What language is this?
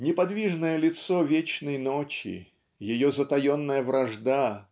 Russian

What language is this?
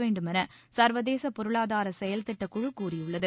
Tamil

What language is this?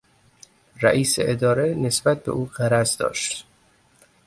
Persian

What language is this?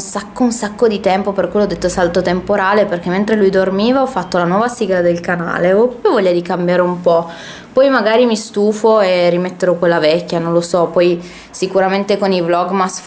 Italian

